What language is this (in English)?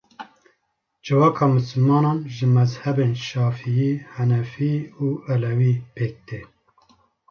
Kurdish